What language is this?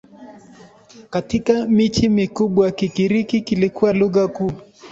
Swahili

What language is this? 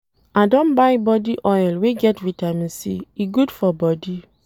Nigerian Pidgin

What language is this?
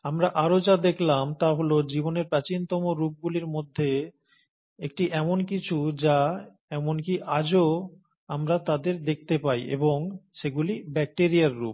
Bangla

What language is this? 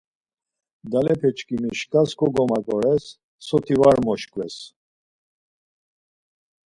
Laz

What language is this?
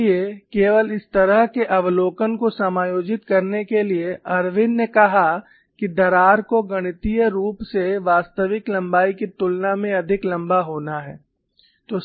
Hindi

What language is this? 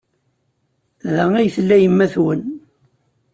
Kabyle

